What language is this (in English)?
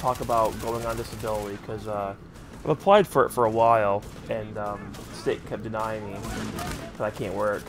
English